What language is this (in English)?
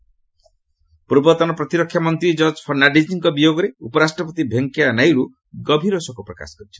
Odia